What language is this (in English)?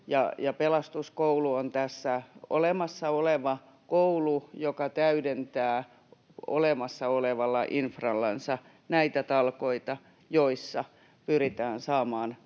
Finnish